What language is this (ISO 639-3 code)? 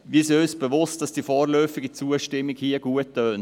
gsw